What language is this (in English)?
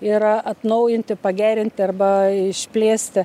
Lithuanian